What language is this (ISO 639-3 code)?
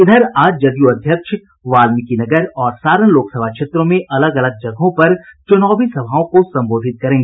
hin